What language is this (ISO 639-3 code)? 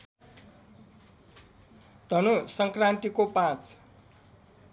nep